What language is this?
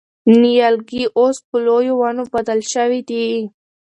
Pashto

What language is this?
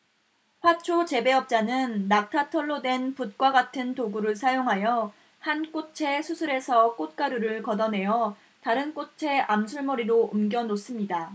Korean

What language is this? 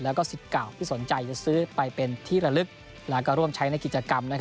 Thai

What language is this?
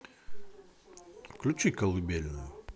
Russian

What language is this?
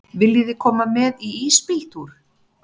Icelandic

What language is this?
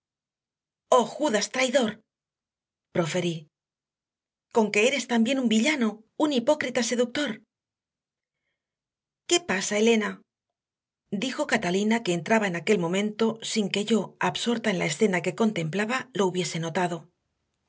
Spanish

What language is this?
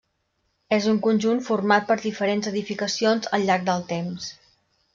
Catalan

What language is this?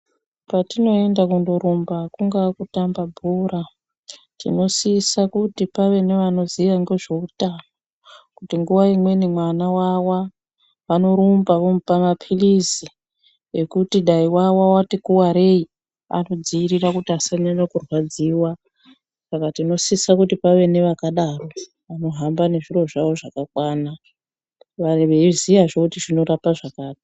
Ndau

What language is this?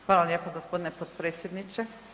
Croatian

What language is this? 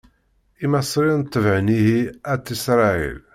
Kabyle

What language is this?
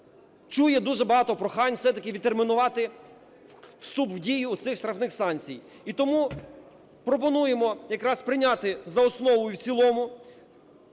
Ukrainian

